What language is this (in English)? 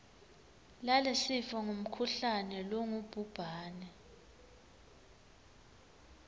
Swati